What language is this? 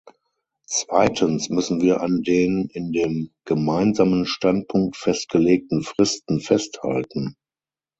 German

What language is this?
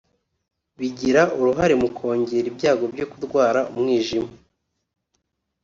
Kinyarwanda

